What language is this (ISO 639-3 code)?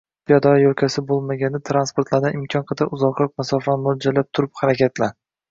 uzb